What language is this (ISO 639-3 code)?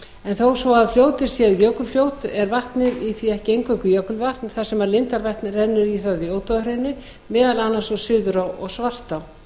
isl